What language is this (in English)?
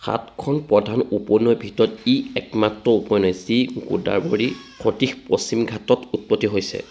Assamese